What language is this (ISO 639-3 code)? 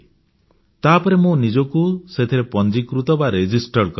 ori